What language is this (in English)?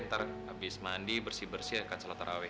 Indonesian